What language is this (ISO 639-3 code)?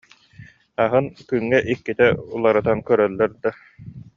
sah